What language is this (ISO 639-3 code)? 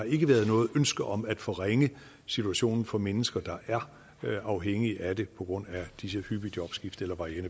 dan